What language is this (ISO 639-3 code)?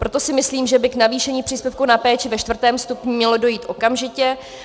ces